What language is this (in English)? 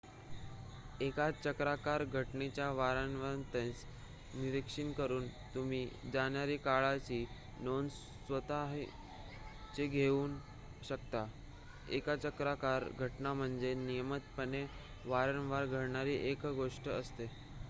Marathi